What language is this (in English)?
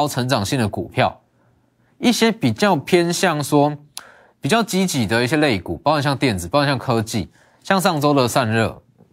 Chinese